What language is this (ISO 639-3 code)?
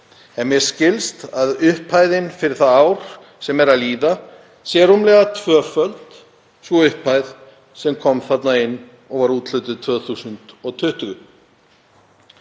isl